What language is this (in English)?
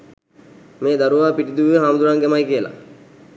Sinhala